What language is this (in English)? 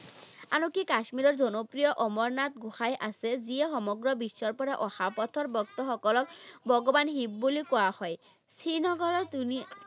Assamese